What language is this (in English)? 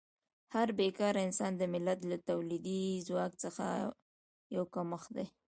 Pashto